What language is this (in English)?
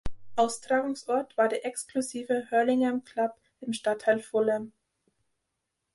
German